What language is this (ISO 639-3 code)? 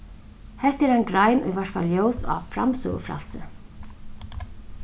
fao